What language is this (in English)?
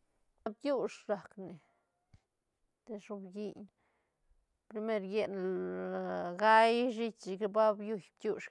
Santa Catarina Albarradas Zapotec